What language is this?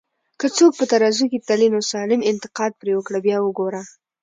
Pashto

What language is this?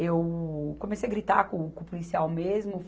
Portuguese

